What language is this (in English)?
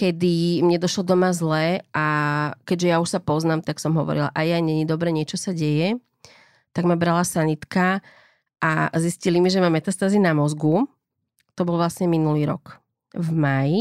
Slovak